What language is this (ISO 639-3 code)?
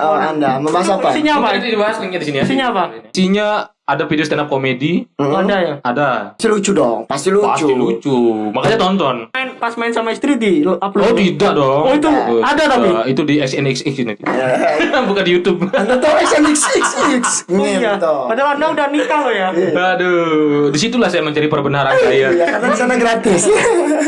ind